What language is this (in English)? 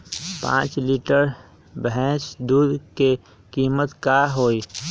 Magahi